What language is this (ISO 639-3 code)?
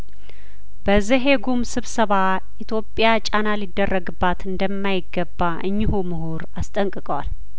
amh